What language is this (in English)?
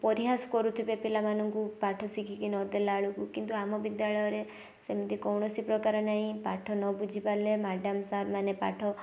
Odia